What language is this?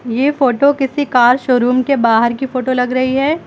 Hindi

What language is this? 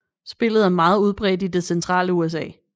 Danish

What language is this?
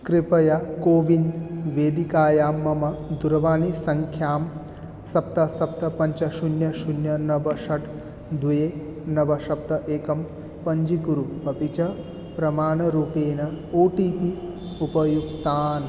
Sanskrit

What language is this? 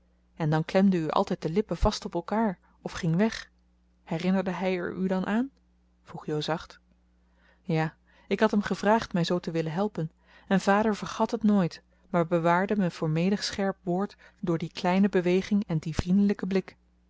Dutch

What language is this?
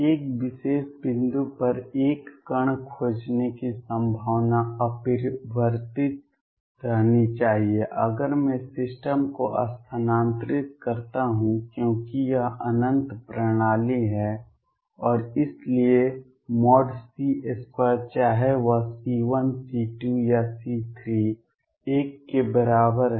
Hindi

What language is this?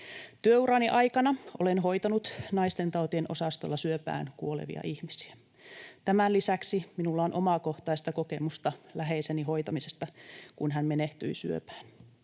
Finnish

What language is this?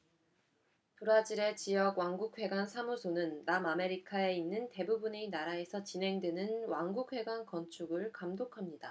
Korean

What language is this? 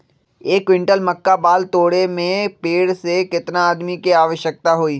Magahi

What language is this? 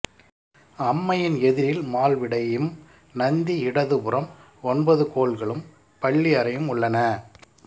Tamil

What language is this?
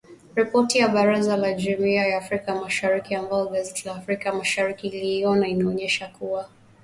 Swahili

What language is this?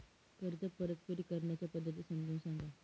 Marathi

